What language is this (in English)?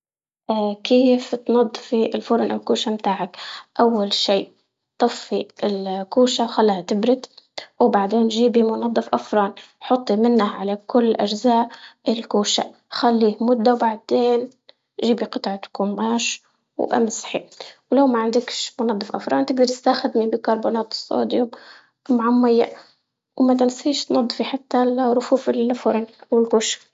Libyan Arabic